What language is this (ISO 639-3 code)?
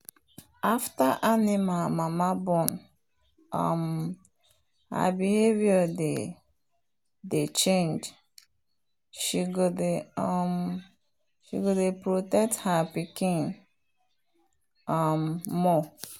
pcm